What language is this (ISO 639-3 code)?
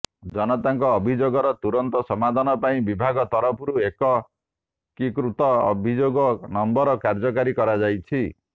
ori